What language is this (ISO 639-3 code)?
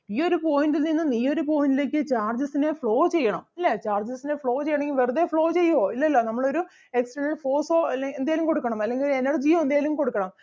mal